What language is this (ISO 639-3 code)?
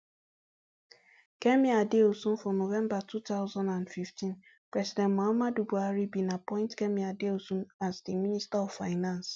pcm